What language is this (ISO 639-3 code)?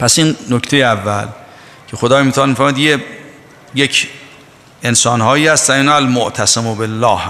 fas